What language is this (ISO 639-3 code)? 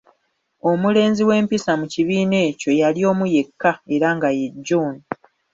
lug